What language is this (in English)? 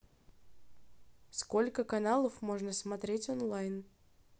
Russian